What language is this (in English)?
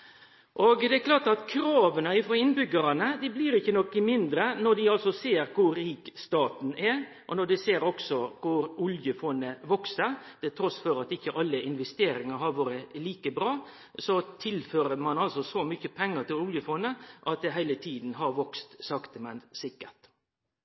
Norwegian Nynorsk